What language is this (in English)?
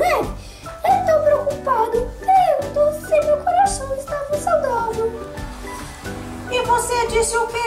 Portuguese